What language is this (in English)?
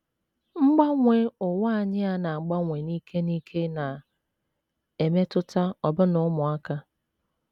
Igbo